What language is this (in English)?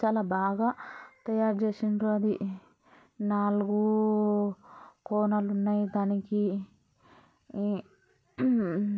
Telugu